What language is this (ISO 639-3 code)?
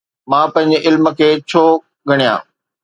snd